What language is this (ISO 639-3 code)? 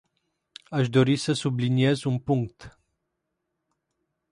ron